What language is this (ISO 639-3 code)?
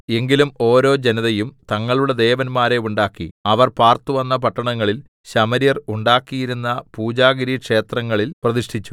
mal